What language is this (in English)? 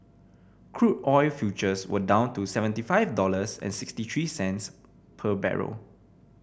English